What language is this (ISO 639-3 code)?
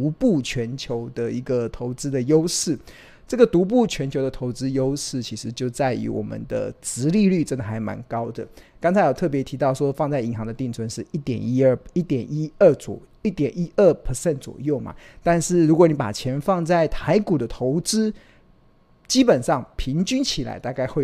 zho